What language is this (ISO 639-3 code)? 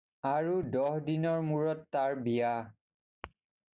asm